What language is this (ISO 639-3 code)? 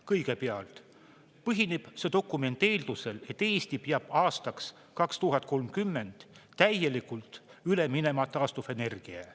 est